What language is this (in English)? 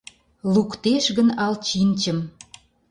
Mari